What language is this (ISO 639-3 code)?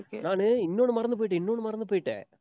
tam